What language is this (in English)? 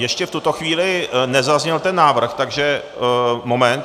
Czech